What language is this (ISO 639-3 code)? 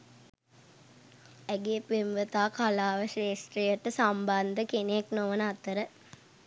sin